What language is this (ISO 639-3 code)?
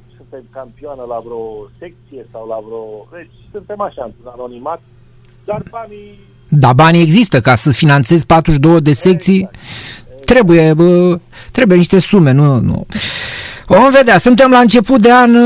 ron